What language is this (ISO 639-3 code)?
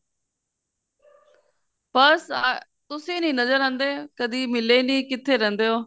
pan